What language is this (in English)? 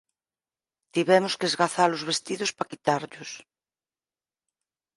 Galician